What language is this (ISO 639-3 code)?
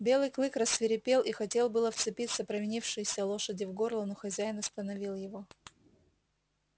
rus